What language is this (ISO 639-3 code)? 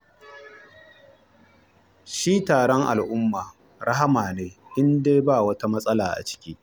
hau